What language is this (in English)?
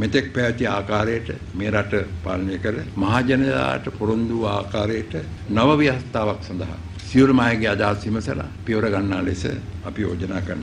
Hindi